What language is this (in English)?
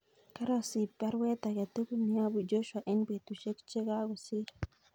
Kalenjin